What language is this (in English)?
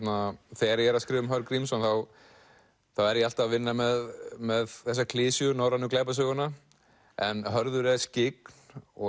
Icelandic